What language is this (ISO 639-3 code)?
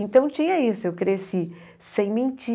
por